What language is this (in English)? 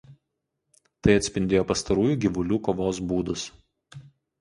Lithuanian